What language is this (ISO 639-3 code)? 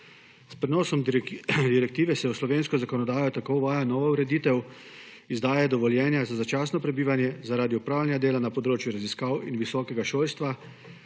slv